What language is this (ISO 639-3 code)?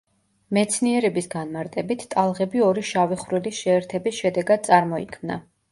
kat